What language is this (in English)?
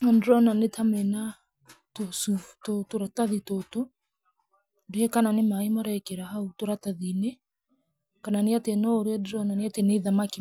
Kikuyu